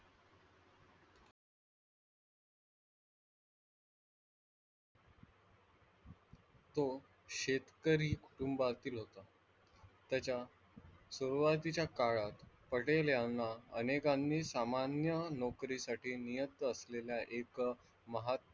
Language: Marathi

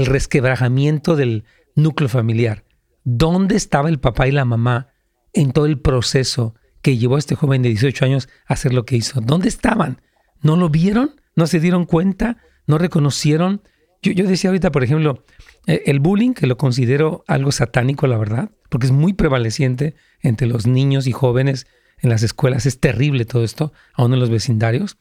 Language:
Spanish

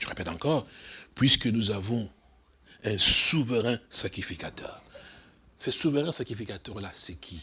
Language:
French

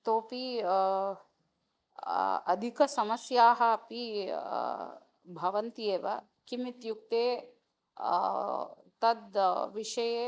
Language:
Sanskrit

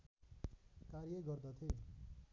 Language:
Nepali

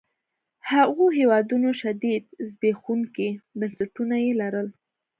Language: Pashto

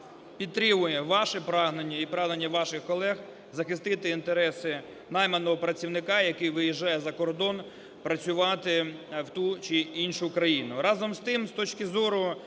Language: Ukrainian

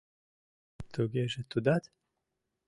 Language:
Mari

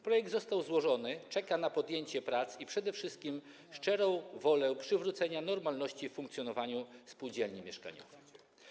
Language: Polish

